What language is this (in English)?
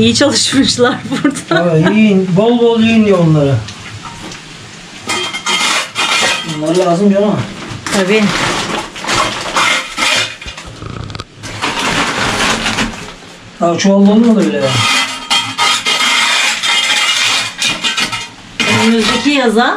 Turkish